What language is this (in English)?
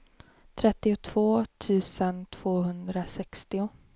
Swedish